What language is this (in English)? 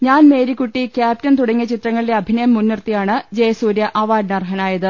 Malayalam